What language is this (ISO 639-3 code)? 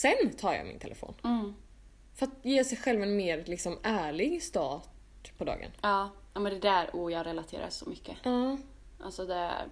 swe